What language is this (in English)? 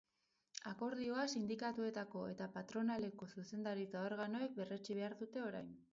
Basque